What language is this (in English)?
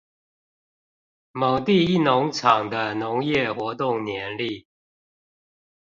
Chinese